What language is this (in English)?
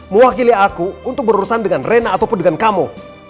Indonesian